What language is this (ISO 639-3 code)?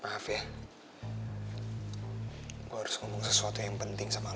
ind